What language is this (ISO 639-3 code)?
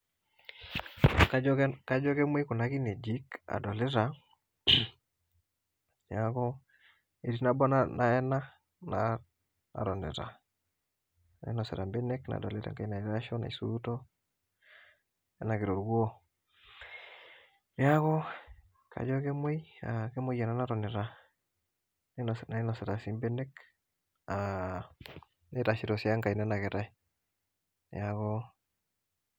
mas